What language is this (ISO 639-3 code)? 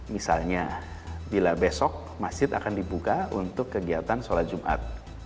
ind